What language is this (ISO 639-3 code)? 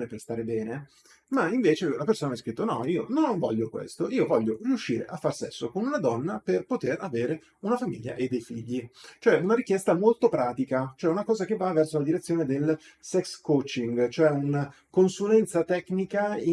ita